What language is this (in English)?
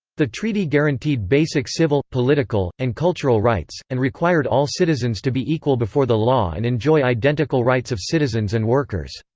English